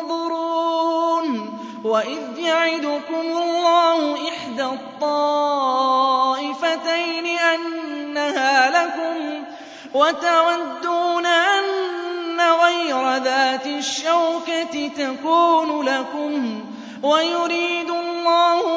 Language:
Arabic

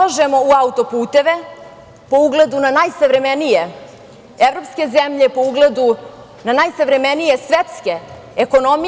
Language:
Serbian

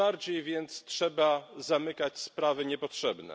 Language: Polish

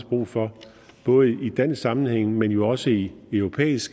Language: Danish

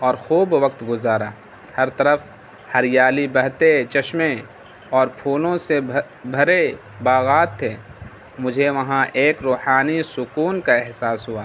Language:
Urdu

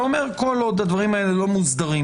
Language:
Hebrew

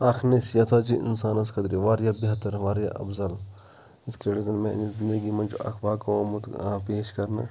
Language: Kashmiri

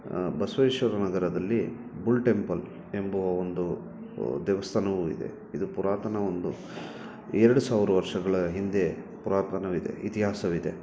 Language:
Kannada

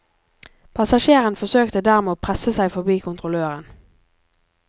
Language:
Norwegian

